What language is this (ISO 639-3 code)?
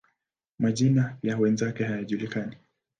swa